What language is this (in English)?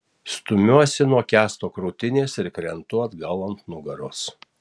Lithuanian